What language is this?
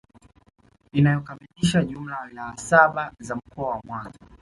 Swahili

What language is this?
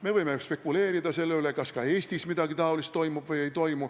Estonian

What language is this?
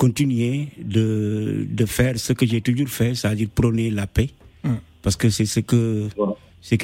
French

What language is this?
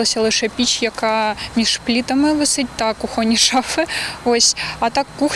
Ukrainian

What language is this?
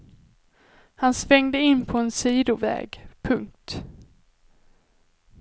Swedish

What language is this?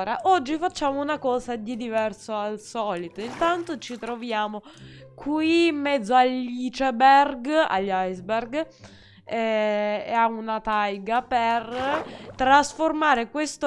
Italian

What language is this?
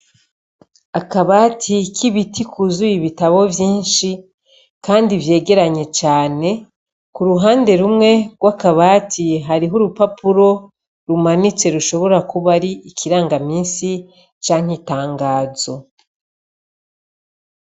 Rundi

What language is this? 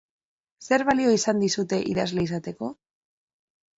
Basque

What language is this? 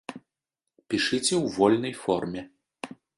Belarusian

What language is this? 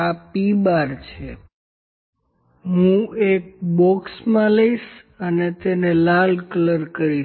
Gujarati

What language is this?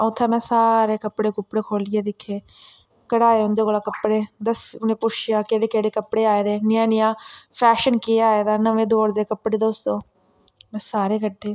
Dogri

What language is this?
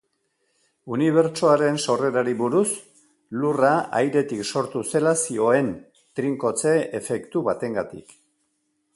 Basque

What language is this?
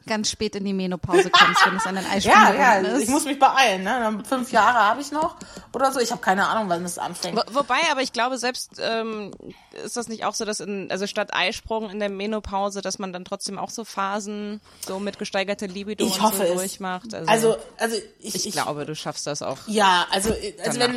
German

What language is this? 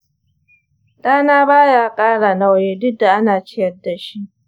Hausa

